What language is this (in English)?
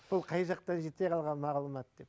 Kazakh